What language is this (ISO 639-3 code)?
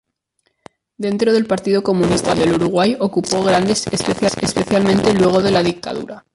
spa